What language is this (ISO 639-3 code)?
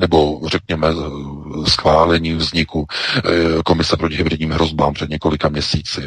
ces